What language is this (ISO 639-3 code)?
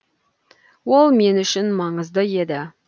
kaz